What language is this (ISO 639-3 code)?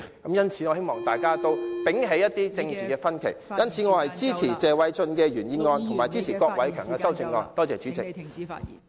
yue